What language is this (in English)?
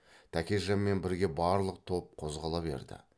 Kazakh